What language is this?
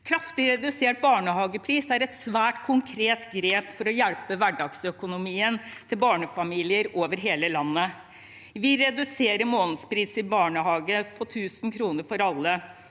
Norwegian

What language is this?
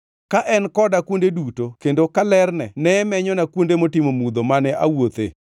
Luo (Kenya and Tanzania)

